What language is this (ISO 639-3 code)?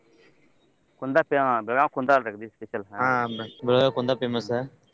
kan